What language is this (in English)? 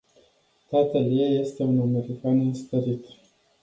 Romanian